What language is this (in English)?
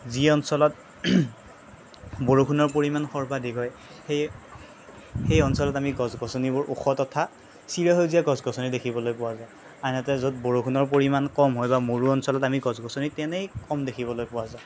Assamese